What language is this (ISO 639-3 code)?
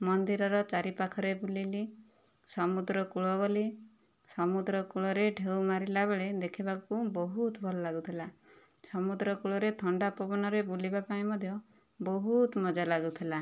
ori